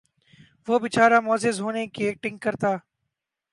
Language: Urdu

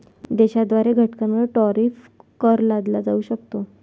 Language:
Marathi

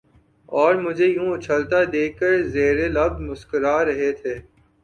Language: Urdu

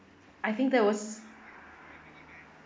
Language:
English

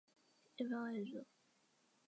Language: Chinese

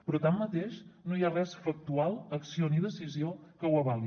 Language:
Catalan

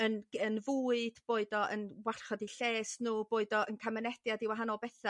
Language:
Welsh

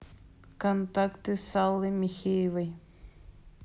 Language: Russian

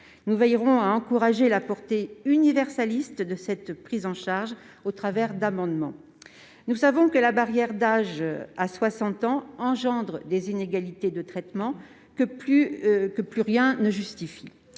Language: French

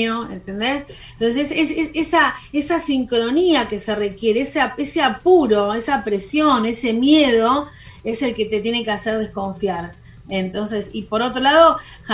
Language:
Spanish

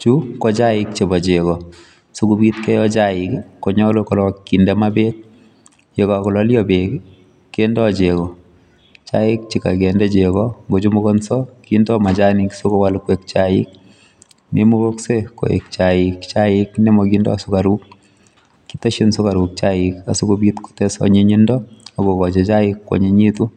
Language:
Kalenjin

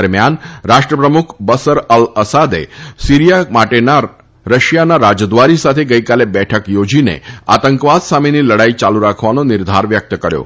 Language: Gujarati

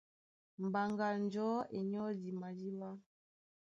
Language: Duala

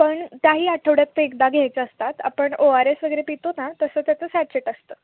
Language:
Marathi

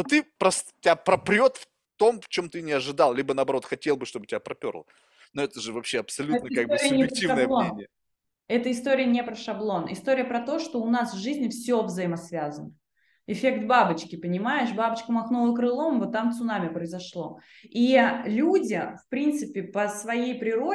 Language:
Russian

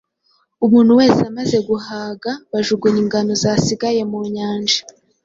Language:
Kinyarwanda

